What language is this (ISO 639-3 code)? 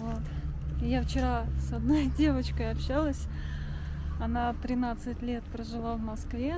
rus